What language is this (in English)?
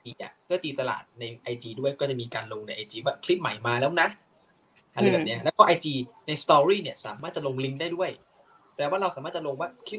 Thai